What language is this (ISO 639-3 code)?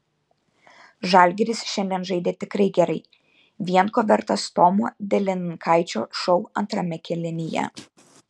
lit